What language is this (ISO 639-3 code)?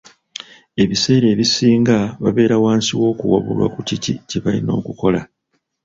lug